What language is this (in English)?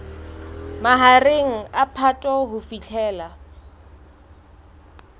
Southern Sotho